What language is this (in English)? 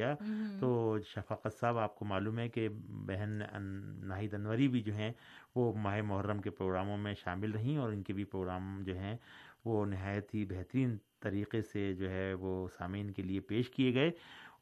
Urdu